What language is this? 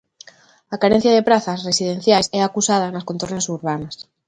Galician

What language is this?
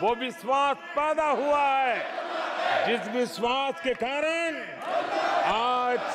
Hindi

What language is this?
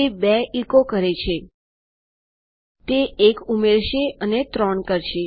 Gujarati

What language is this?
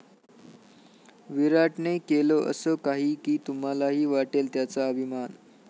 Marathi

